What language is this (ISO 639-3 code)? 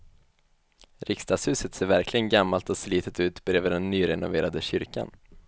swe